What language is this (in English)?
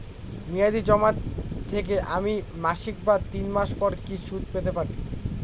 Bangla